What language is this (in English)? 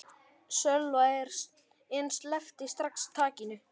Icelandic